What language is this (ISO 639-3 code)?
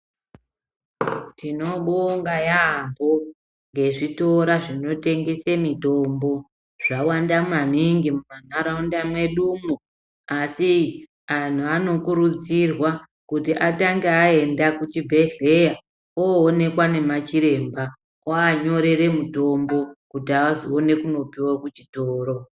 ndc